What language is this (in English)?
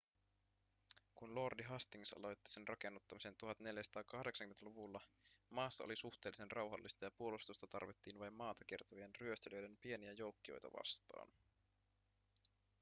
Finnish